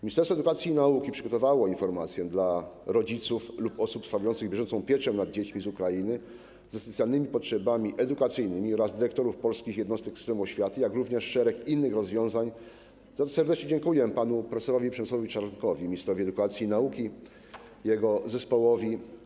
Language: Polish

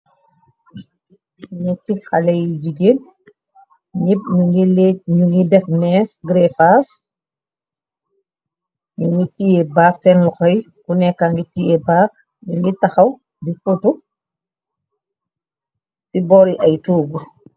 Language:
Wolof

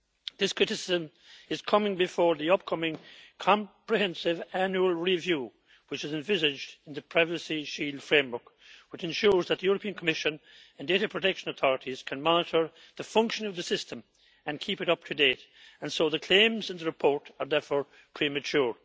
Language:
English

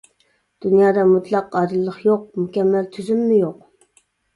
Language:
Uyghur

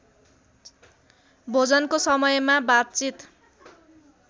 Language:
Nepali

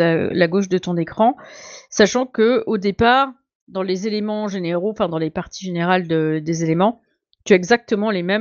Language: French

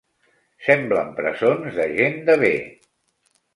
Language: Catalan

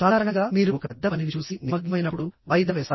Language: Telugu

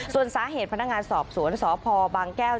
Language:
Thai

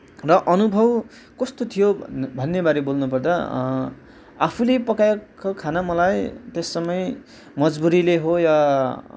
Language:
Nepali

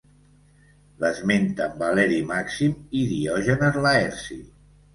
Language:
Catalan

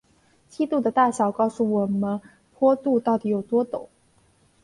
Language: Chinese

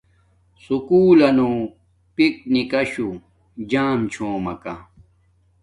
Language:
Domaaki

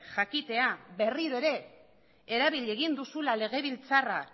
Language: Basque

